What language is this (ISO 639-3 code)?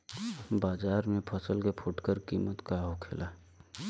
bho